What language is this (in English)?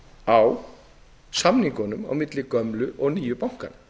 Icelandic